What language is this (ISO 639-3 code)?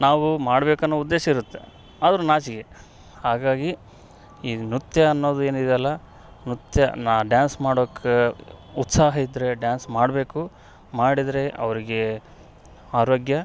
kan